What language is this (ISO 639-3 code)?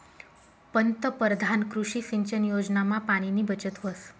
mar